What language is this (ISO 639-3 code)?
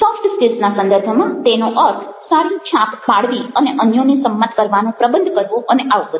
guj